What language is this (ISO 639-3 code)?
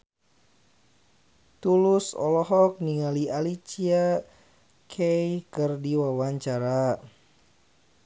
sun